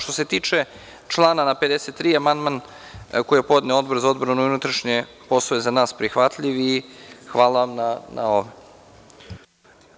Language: Serbian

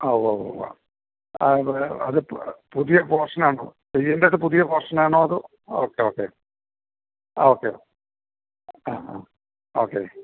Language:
Malayalam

